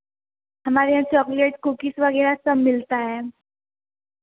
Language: Hindi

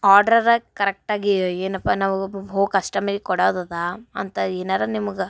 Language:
Kannada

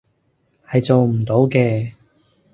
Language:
Cantonese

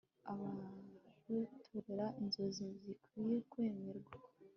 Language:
Kinyarwanda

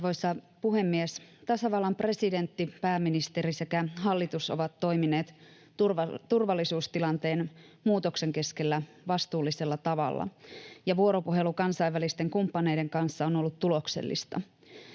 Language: Finnish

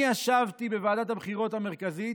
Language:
Hebrew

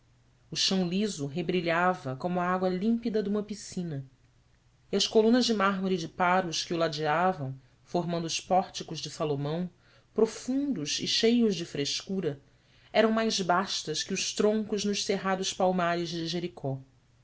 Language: Portuguese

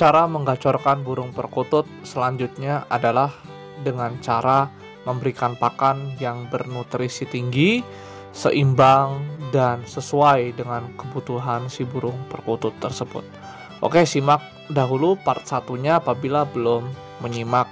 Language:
Indonesian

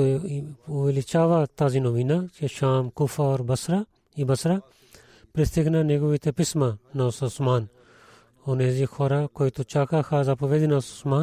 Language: Bulgarian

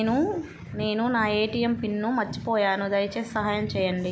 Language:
Telugu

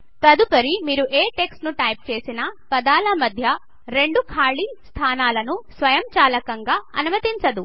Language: Telugu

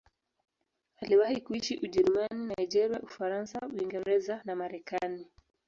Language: Swahili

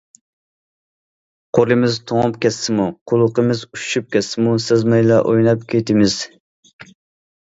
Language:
Uyghur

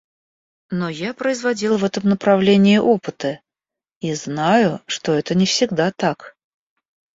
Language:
Russian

